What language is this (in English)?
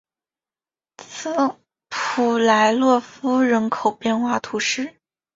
Chinese